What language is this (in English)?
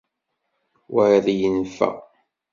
Kabyle